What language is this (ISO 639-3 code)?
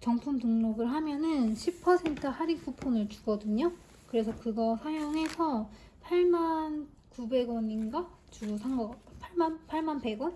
kor